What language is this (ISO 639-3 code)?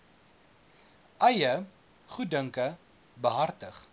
afr